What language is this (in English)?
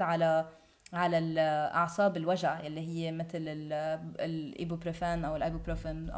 Arabic